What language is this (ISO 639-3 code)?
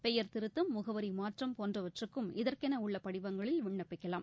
tam